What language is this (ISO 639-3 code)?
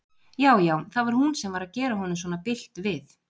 isl